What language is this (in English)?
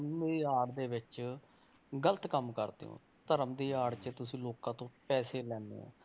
Punjabi